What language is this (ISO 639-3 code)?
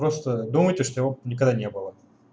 rus